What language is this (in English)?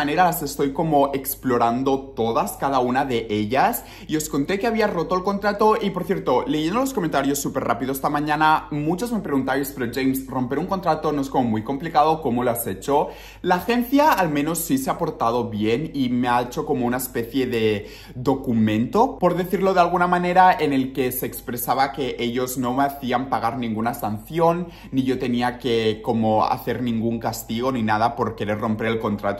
Spanish